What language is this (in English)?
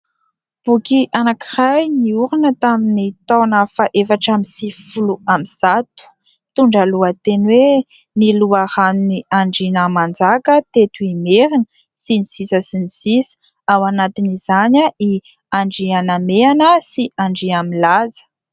Malagasy